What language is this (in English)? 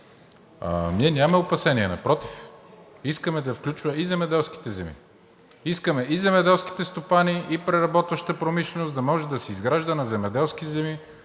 Bulgarian